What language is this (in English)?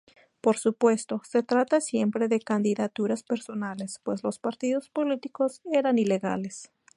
Spanish